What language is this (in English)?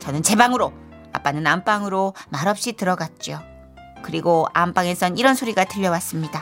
Korean